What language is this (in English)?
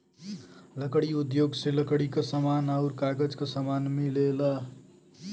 Bhojpuri